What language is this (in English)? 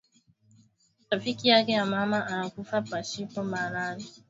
Swahili